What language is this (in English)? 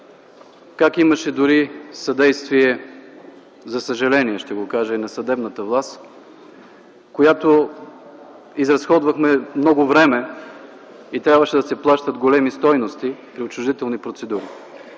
Bulgarian